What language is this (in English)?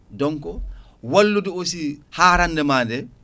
Fula